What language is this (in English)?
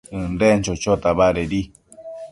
Matsés